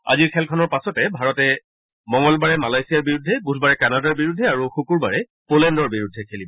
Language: Assamese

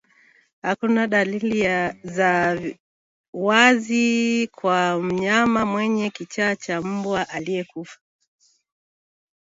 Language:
Swahili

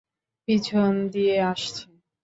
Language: Bangla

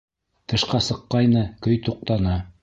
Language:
Bashkir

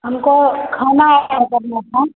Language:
Hindi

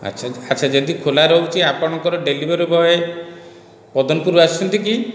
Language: Odia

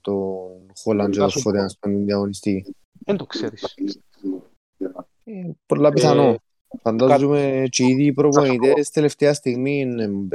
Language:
Greek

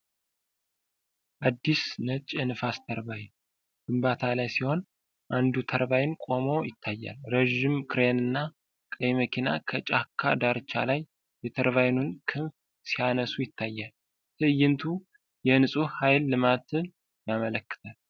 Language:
Amharic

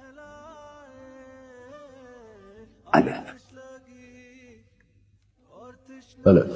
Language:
Hindi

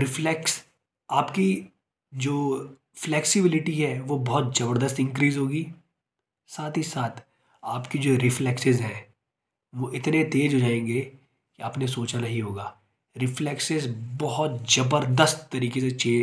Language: Hindi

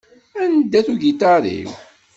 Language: Kabyle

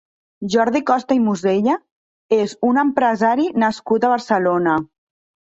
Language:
Catalan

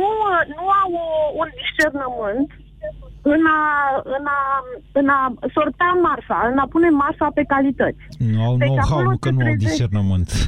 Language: Romanian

